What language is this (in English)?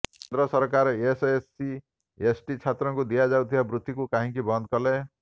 Odia